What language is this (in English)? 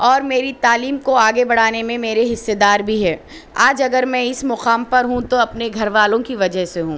Urdu